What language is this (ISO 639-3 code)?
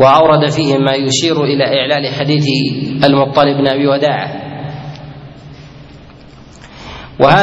ara